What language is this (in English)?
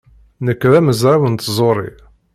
Kabyle